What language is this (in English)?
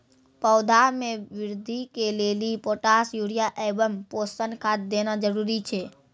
Maithili